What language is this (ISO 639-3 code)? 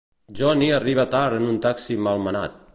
cat